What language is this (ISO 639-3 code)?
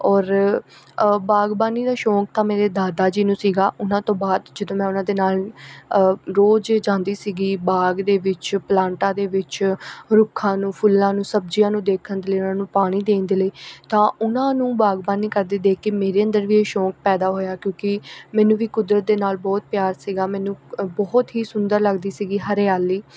pan